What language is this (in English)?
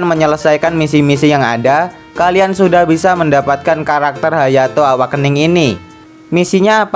Indonesian